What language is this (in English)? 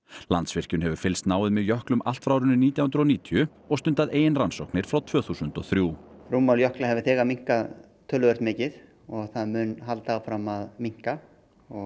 Icelandic